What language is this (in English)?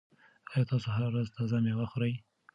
Pashto